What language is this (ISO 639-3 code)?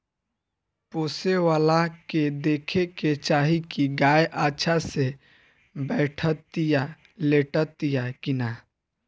bho